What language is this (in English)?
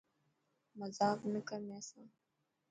Dhatki